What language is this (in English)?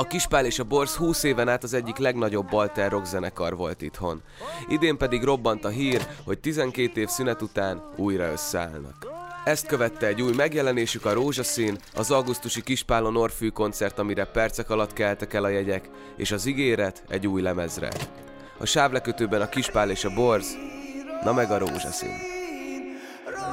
Hungarian